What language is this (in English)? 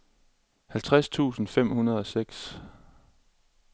Danish